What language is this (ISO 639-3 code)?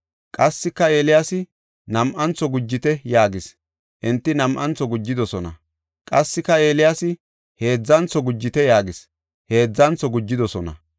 gof